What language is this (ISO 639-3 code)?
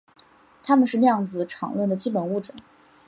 zho